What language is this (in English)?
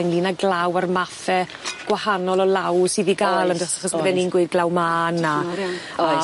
Welsh